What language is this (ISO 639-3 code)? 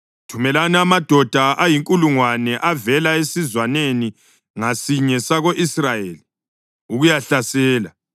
nde